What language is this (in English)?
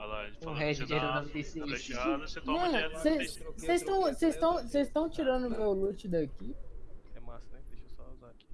Portuguese